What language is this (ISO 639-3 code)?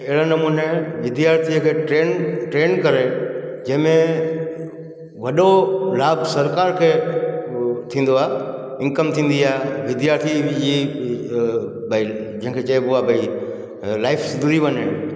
snd